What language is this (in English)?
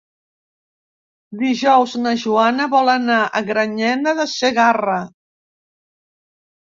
Catalan